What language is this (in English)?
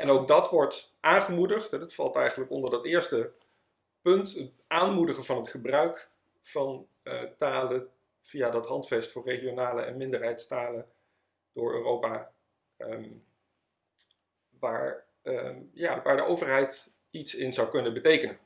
Dutch